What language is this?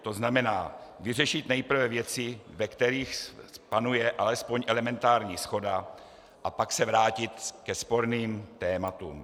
Czech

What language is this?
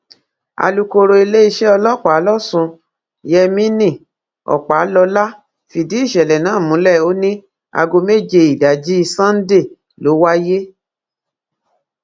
Yoruba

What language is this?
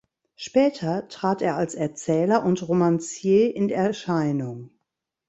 German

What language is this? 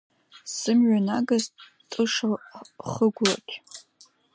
Abkhazian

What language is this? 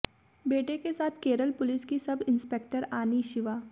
Hindi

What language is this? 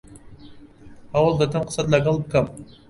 Central Kurdish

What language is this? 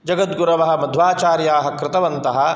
Sanskrit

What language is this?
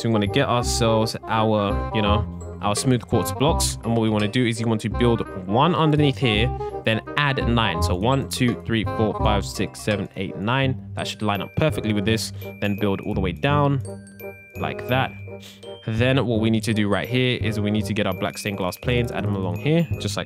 English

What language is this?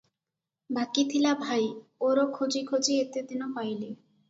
Odia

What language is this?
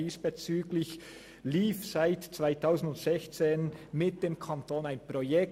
Swiss German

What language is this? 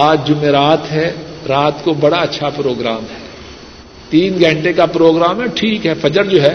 Urdu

